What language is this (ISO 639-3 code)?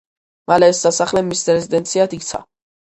kat